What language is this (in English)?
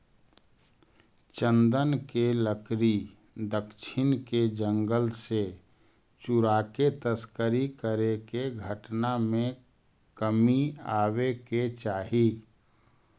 Magahi